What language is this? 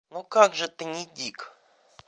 Russian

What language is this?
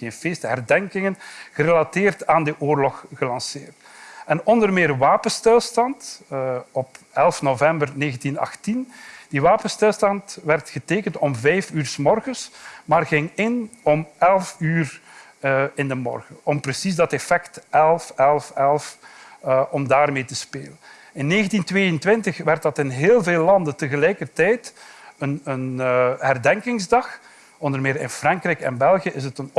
Dutch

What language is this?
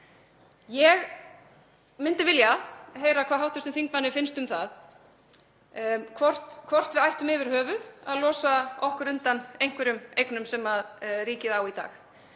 Icelandic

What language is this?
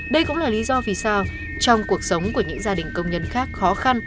Vietnamese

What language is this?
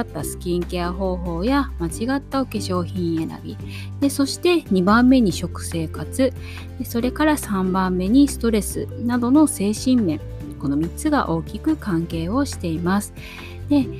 Japanese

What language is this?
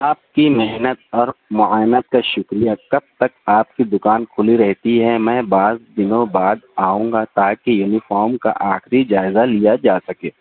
Urdu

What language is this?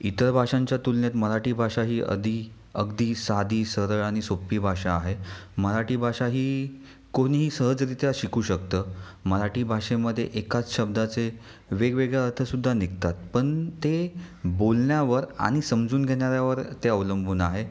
Marathi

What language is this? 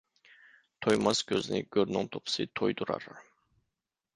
Uyghur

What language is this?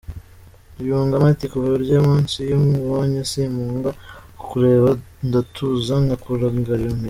Kinyarwanda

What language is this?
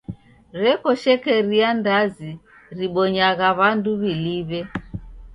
Taita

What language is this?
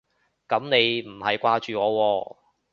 Cantonese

